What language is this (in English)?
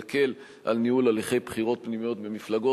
Hebrew